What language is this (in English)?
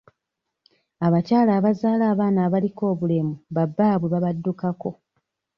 Ganda